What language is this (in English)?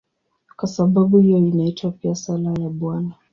Swahili